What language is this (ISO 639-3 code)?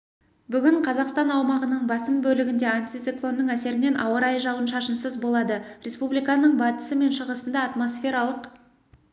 kaz